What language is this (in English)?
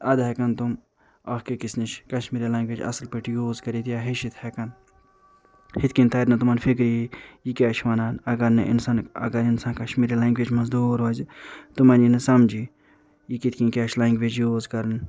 Kashmiri